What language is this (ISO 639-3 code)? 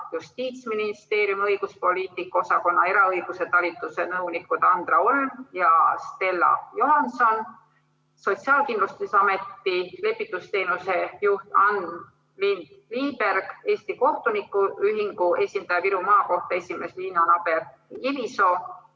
est